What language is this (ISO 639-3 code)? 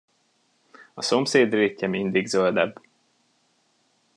hun